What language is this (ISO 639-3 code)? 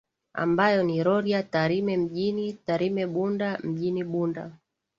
swa